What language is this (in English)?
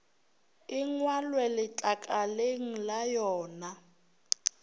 Northern Sotho